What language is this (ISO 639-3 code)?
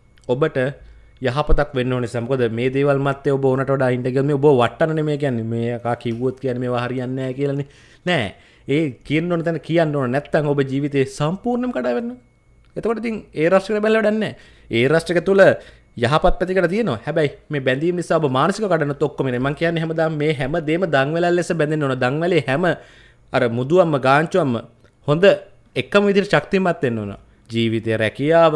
ind